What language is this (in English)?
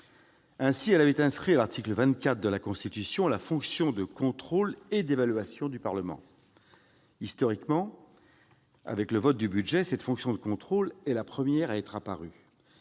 French